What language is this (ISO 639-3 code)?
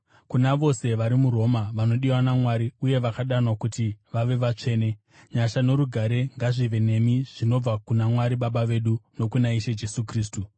sna